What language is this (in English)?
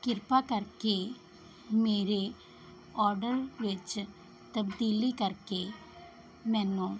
Punjabi